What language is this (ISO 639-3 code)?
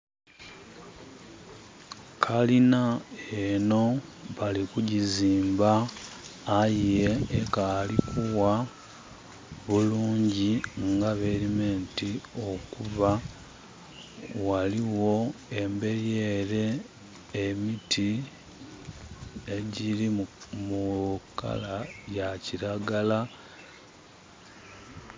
xog